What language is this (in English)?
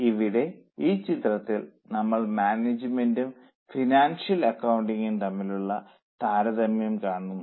Malayalam